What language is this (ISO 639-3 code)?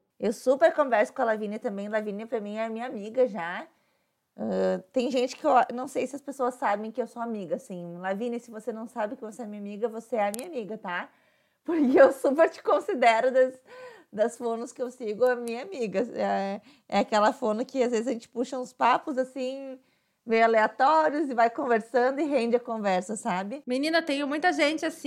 por